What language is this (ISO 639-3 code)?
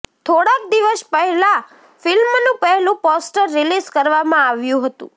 guj